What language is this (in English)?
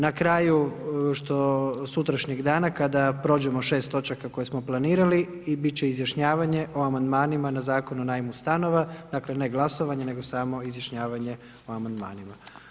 Croatian